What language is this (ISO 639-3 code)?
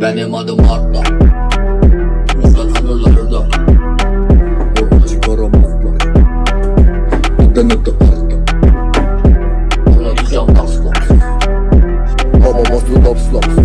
tur